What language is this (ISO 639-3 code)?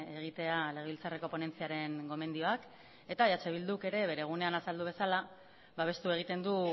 eus